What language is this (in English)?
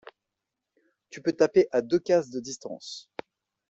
French